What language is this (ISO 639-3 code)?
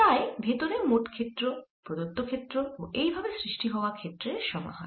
ben